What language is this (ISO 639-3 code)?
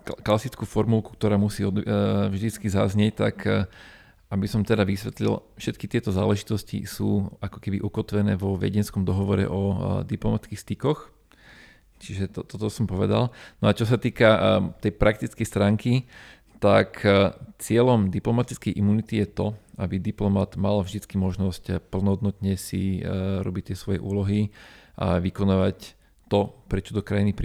slk